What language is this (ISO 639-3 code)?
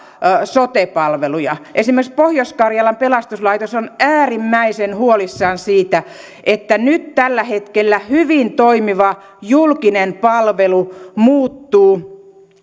fin